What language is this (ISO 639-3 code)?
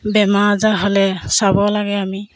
asm